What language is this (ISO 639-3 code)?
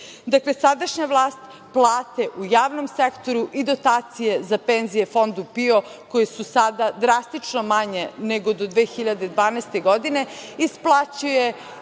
srp